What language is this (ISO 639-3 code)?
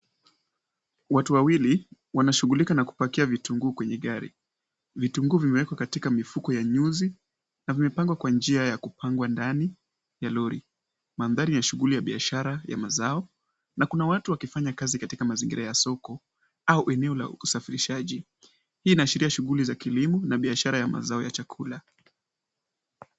swa